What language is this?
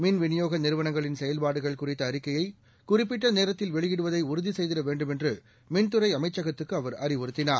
Tamil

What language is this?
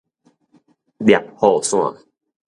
Min Nan Chinese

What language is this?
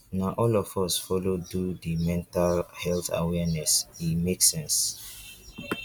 Nigerian Pidgin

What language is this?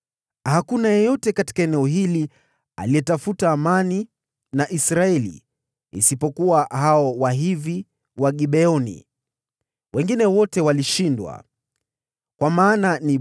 Swahili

